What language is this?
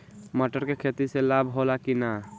Bhojpuri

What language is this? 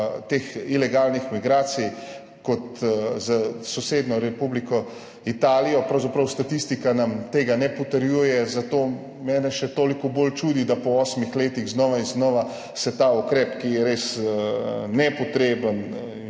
Slovenian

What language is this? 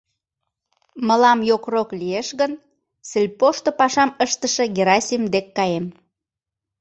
Mari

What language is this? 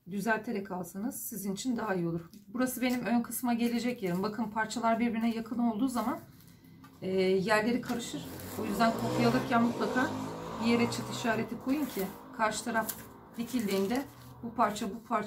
Turkish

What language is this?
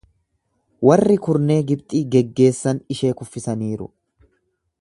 Oromo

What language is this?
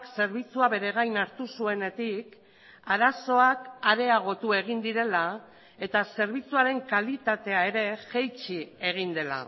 Basque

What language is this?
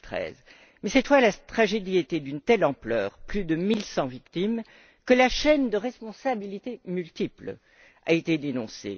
French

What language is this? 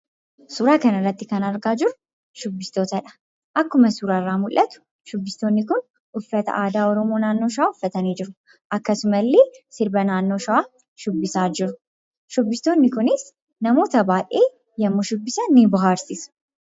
Oromo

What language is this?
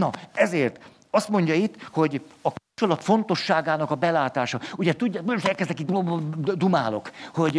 Hungarian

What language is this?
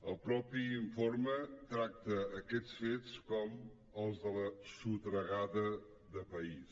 Catalan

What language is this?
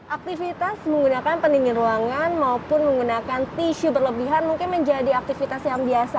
Indonesian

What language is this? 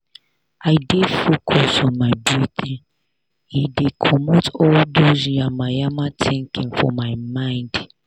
Nigerian Pidgin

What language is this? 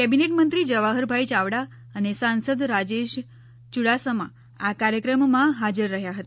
Gujarati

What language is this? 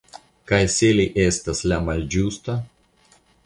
Esperanto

